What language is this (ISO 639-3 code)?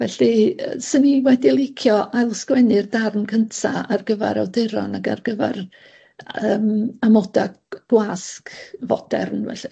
cym